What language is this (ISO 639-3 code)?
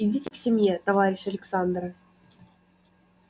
rus